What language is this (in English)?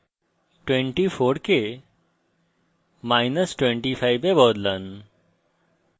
Bangla